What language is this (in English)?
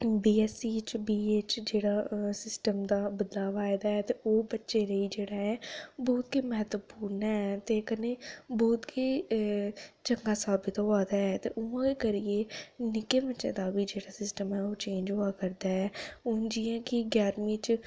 Dogri